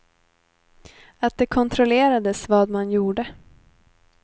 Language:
Swedish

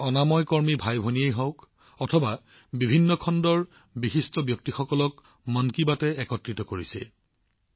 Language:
Assamese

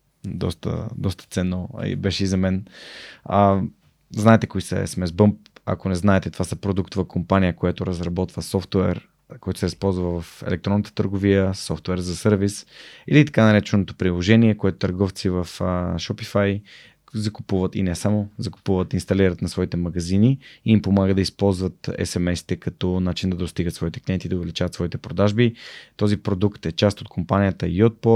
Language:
Bulgarian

